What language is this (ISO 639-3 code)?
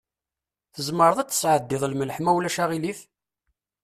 kab